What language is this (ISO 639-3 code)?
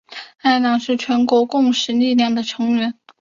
zho